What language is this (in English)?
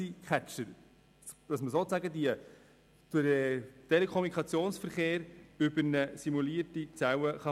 Swiss German